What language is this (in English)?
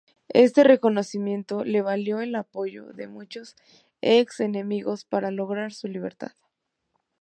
Spanish